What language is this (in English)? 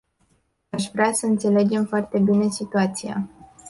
Romanian